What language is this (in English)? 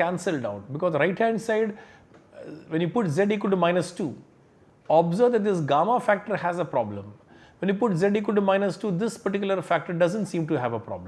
English